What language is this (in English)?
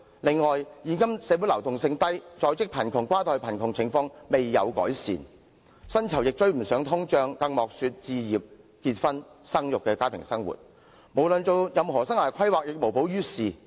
Cantonese